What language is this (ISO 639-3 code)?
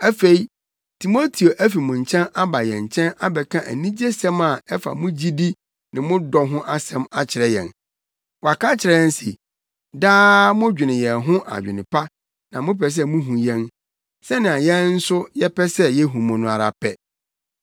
aka